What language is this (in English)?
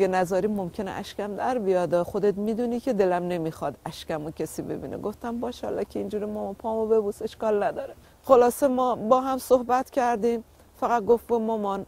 Persian